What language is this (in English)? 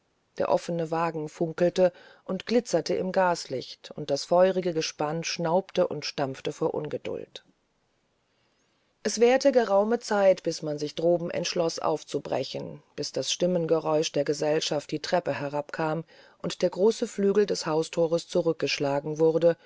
German